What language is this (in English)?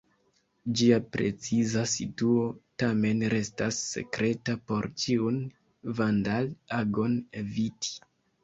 Esperanto